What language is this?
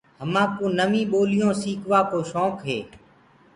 Gurgula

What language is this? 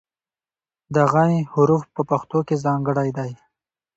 Pashto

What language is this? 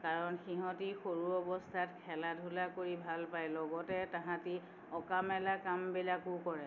Assamese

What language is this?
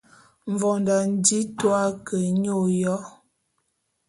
Bulu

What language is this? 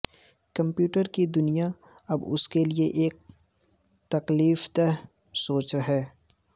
Urdu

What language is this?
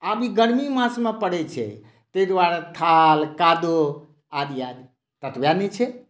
Maithili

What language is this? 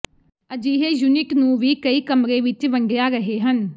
Punjabi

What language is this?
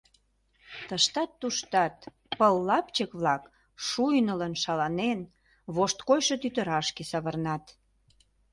Mari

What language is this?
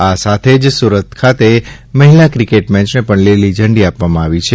Gujarati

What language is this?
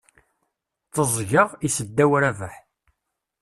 Kabyle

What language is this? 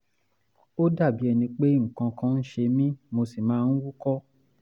Yoruba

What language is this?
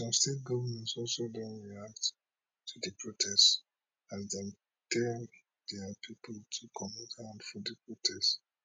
Nigerian Pidgin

